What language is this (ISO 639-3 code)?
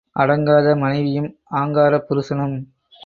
tam